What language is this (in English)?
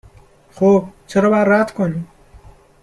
Persian